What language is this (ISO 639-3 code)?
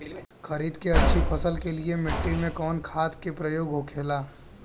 bho